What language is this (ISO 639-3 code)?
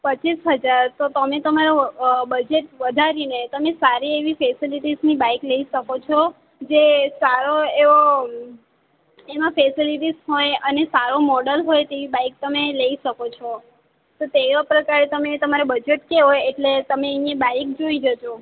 guj